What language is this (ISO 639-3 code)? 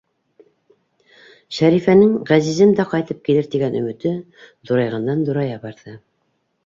bak